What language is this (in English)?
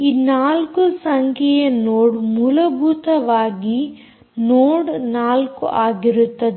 Kannada